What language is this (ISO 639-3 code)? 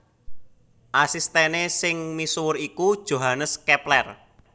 jav